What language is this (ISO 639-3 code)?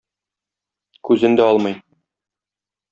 tat